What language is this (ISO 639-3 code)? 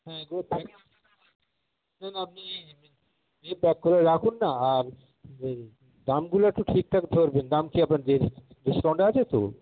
ben